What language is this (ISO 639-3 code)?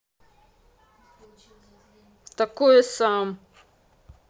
rus